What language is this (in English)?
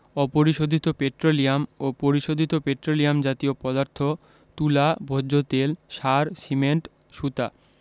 Bangla